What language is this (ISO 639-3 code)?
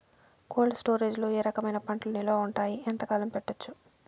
tel